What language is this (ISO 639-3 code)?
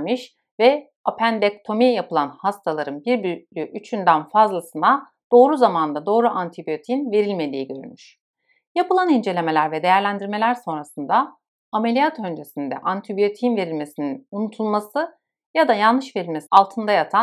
tur